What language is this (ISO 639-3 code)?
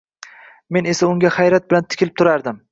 uzb